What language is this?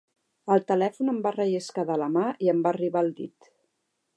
Catalan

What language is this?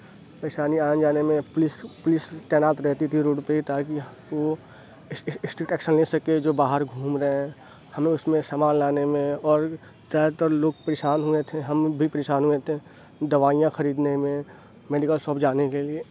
Urdu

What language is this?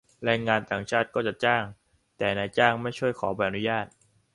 Thai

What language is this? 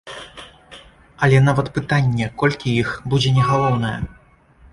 Belarusian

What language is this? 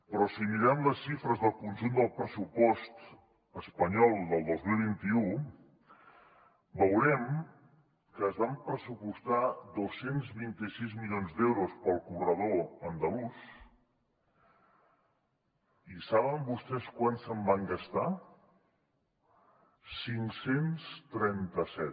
Catalan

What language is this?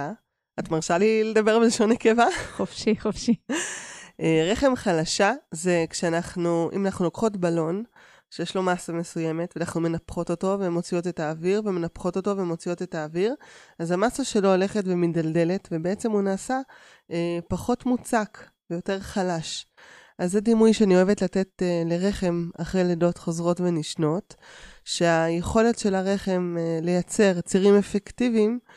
Hebrew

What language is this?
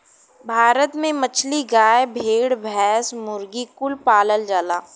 Bhojpuri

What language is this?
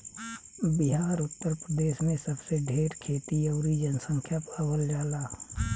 Bhojpuri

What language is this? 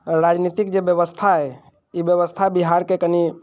Maithili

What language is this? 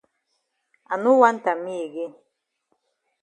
Cameroon Pidgin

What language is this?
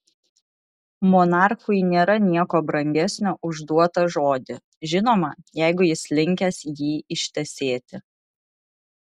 Lithuanian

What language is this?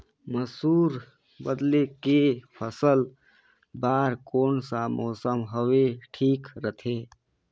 Chhattisgarhi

